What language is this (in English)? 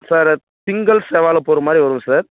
Tamil